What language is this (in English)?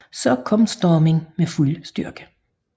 Danish